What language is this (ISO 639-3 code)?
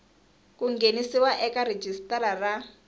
tso